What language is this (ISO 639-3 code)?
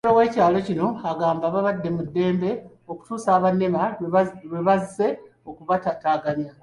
lug